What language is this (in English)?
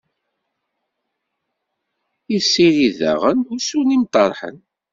Kabyle